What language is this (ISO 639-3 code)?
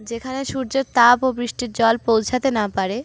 ben